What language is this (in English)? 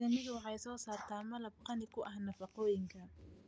Somali